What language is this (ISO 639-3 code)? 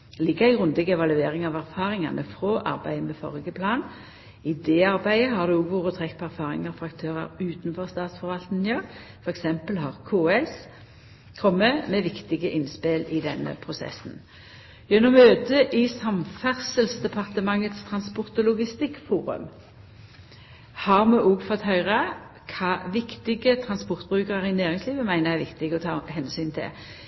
nno